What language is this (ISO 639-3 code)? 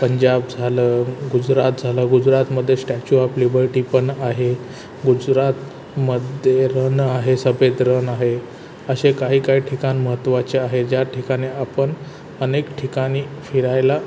mar